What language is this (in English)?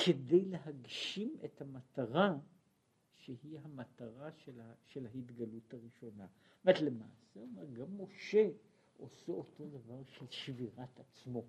Hebrew